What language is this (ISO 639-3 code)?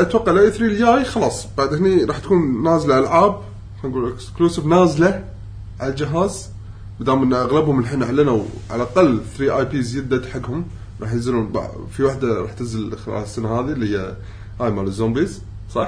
ara